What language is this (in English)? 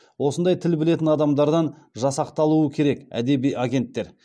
Kazakh